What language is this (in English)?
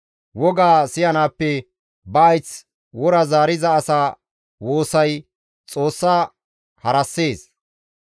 Gamo